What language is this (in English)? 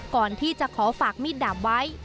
Thai